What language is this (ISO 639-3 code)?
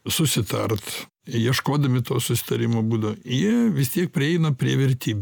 lit